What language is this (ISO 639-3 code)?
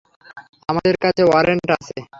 ben